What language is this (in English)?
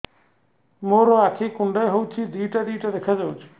Odia